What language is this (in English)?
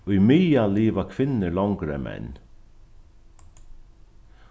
Faroese